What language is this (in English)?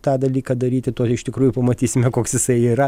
Lithuanian